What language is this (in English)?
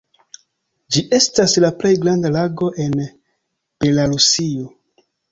Esperanto